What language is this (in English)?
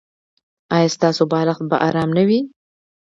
Pashto